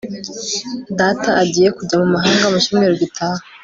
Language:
Kinyarwanda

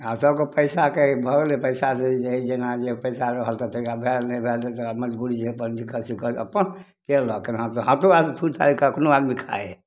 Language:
Maithili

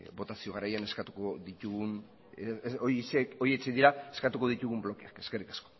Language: Basque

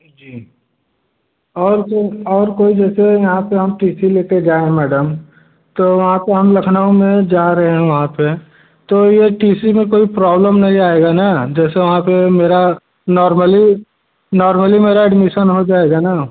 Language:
Hindi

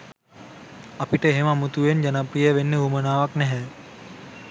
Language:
Sinhala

